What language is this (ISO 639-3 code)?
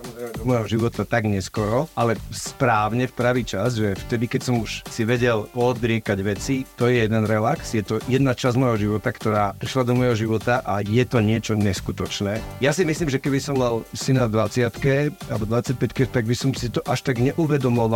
slk